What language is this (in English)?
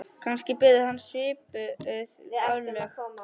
Icelandic